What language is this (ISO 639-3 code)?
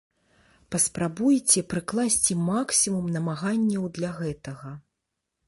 bel